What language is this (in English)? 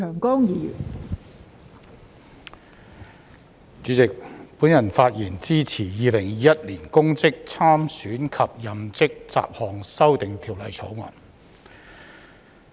Cantonese